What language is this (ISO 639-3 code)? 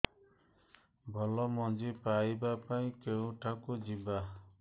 ori